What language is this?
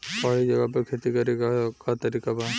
Bhojpuri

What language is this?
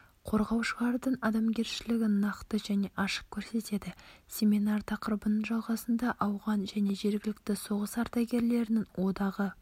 Kazakh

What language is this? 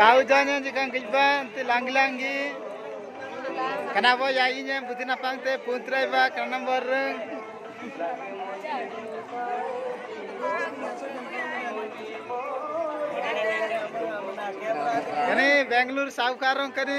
Arabic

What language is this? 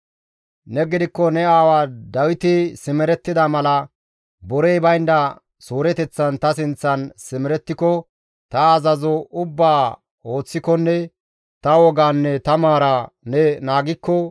Gamo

